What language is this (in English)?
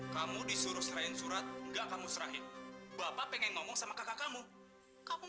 Indonesian